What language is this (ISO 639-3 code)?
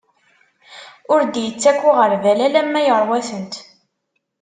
kab